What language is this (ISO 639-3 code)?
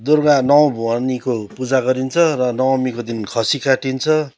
nep